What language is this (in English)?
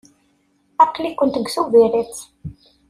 Kabyle